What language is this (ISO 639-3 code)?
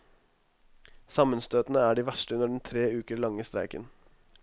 nor